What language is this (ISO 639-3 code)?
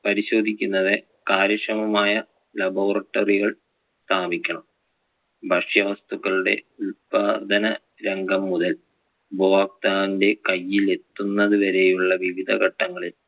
mal